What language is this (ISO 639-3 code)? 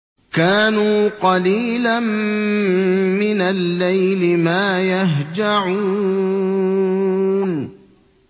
ara